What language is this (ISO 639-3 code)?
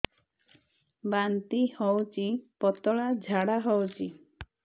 ori